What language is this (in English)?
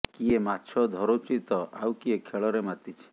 Odia